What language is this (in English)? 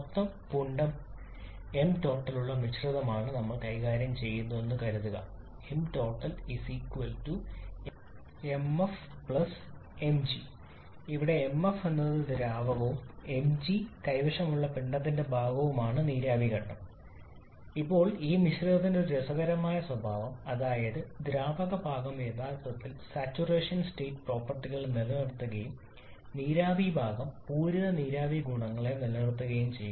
Malayalam